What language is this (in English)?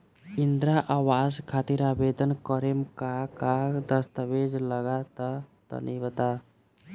Bhojpuri